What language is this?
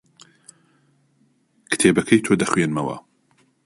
Central Kurdish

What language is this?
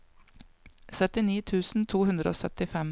Norwegian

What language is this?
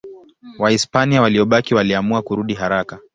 Swahili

